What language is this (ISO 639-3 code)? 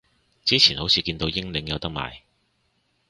yue